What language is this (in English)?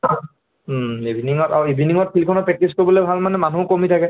Assamese